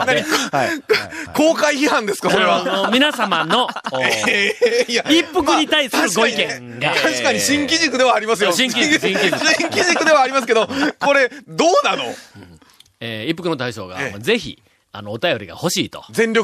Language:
Japanese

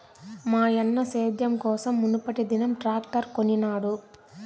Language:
Telugu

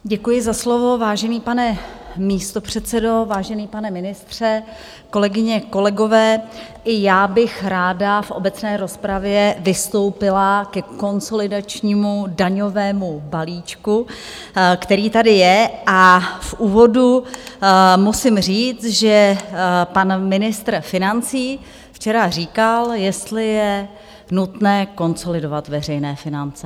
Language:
Czech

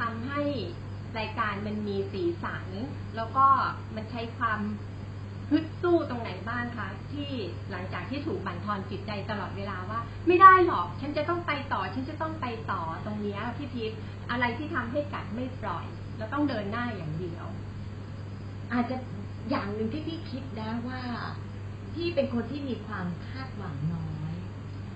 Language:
Thai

